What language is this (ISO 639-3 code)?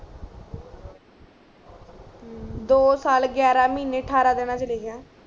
pan